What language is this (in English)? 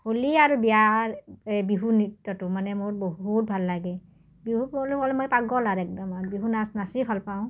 Assamese